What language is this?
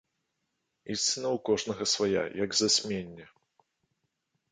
Belarusian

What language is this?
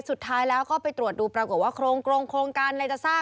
Thai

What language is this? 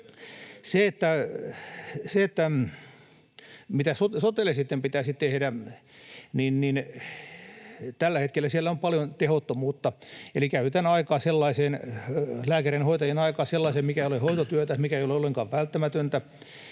Finnish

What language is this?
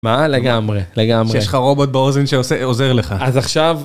Hebrew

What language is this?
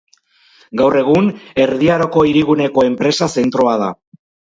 Basque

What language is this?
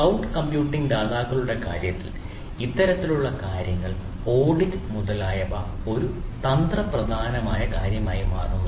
Malayalam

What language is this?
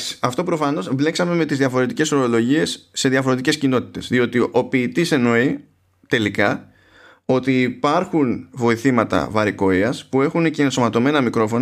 Greek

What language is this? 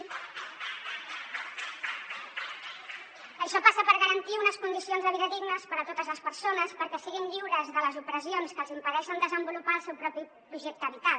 Catalan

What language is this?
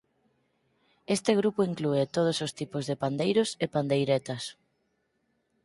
Galician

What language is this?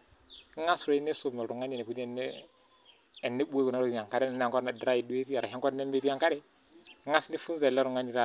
Masai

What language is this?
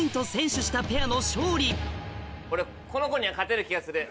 Japanese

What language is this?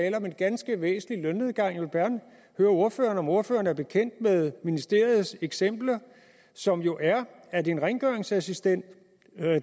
Danish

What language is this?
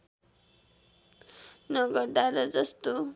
Nepali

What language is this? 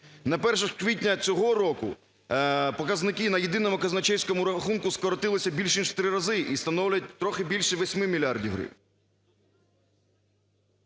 Ukrainian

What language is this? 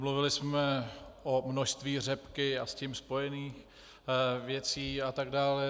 Czech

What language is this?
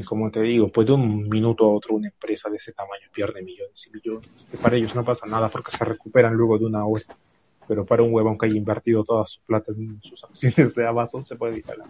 Spanish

